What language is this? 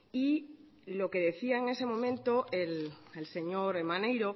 Spanish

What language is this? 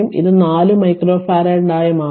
Malayalam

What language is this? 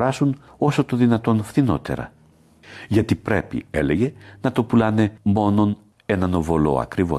Greek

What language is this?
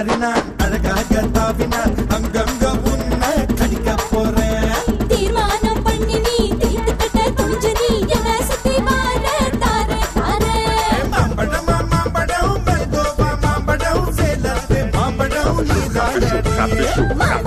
Persian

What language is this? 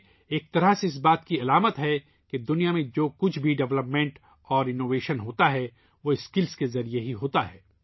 Urdu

